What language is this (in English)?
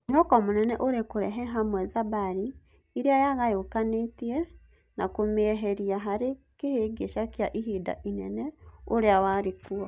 Kikuyu